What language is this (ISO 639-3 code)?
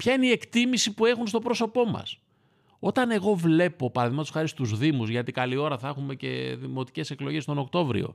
ell